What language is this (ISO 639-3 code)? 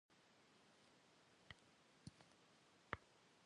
kbd